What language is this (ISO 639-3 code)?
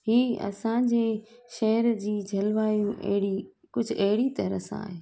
snd